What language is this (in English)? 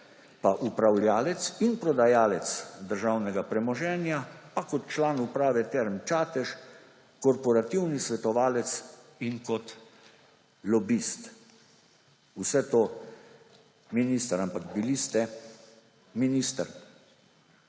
Slovenian